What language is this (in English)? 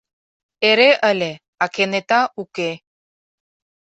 Mari